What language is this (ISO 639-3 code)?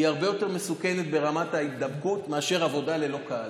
heb